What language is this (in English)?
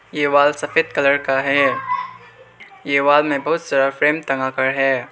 Hindi